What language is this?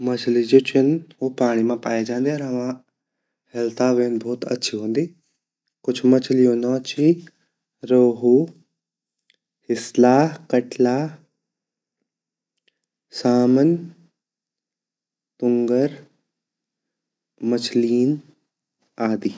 Garhwali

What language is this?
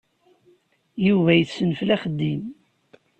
Kabyle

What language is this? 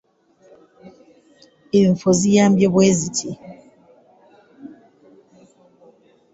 Ganda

